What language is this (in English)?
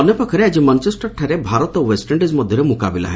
Odia